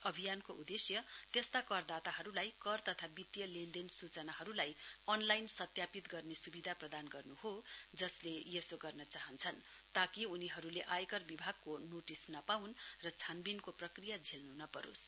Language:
Nepali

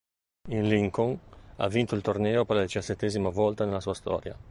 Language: Italian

